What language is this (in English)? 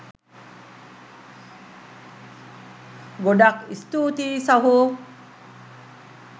Sinhala